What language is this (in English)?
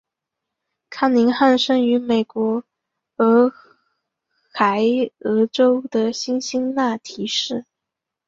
Chinese